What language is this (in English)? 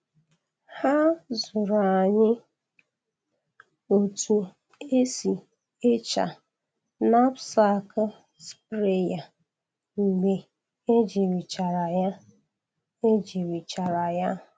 Igbo